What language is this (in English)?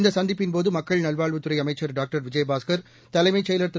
Tamil